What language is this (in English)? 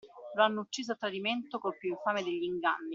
Italian